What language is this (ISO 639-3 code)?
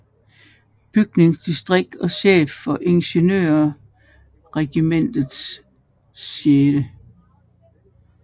dan